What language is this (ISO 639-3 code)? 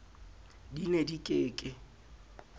sot